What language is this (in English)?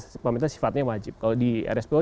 Indonesian